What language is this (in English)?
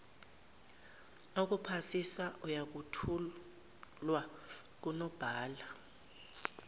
Zulu